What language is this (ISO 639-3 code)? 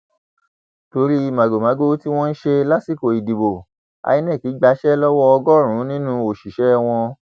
yor